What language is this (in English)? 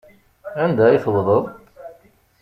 Kabyle